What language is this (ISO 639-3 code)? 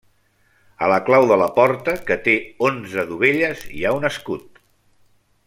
cat